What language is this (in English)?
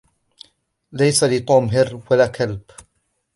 Arabic